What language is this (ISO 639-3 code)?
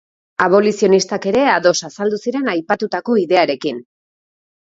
eus